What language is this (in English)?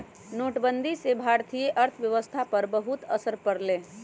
Magahi